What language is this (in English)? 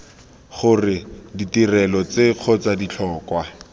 Tswana